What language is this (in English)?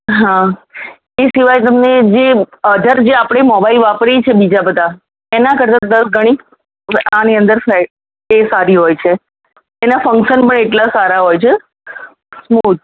Gujarati